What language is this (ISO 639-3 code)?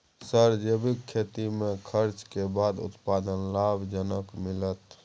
mai